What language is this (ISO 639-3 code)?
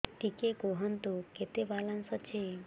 ori